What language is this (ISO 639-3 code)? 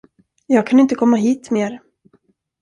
swe